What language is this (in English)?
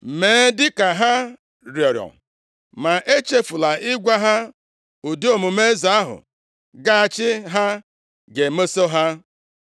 Igbo